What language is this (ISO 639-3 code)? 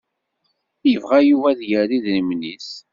kab